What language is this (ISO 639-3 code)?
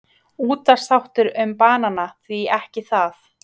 isl